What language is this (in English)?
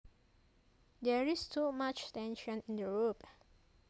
Javanese